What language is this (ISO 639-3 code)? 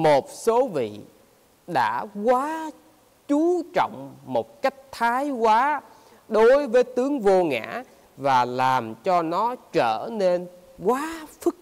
vie